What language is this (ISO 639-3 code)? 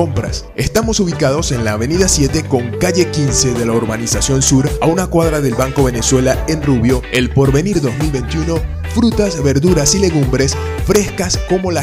spa